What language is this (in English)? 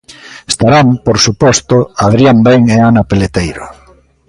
Galician